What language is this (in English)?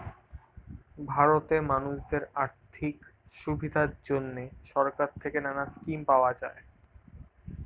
Bangla